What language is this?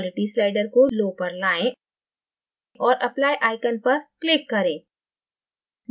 Hindi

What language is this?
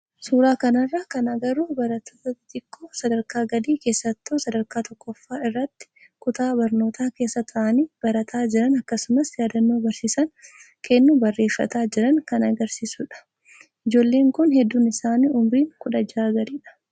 Oromo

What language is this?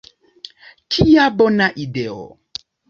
Esperanto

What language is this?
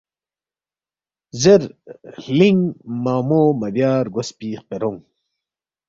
Balti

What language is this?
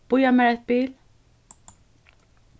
Faroese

